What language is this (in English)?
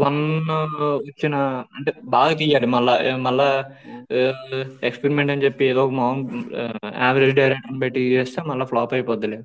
Telugu